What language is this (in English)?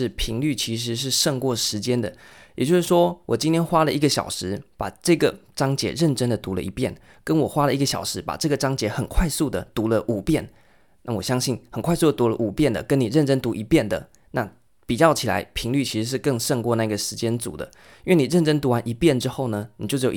Chinese